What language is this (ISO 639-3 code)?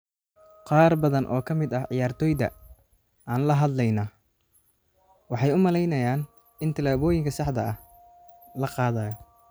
som